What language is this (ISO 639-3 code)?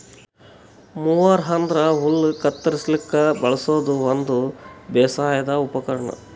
kan